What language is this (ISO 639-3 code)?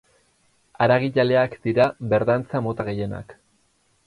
eus